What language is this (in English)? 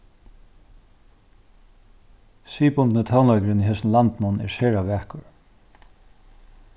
Faroese